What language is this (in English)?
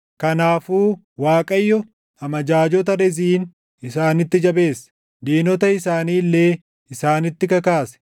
Oromo